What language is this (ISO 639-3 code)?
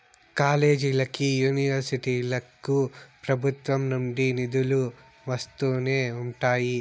tel